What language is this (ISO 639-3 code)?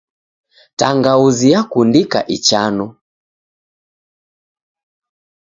dav